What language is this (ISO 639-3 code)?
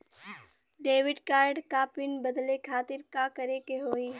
bho